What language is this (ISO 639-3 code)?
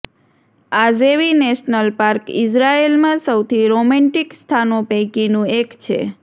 guj